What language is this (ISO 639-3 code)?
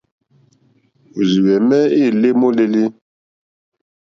bri